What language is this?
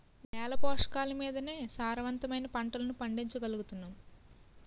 Telugu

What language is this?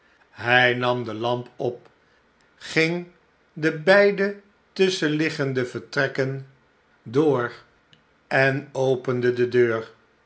Dutch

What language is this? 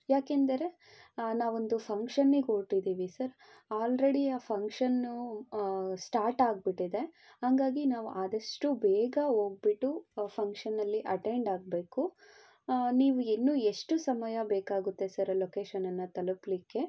Kannada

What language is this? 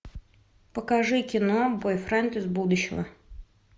Russian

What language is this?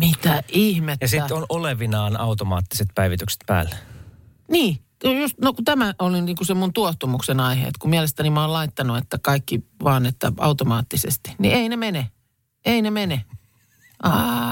Finnish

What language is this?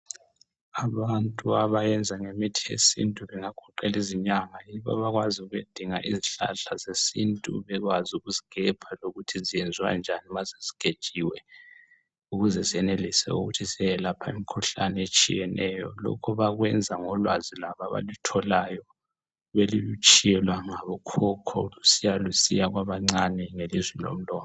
North Ndebele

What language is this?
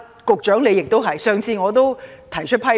Cantonese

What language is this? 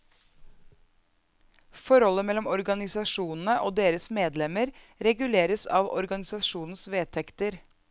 Norwegian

